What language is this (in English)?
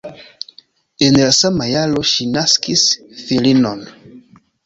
Esperanto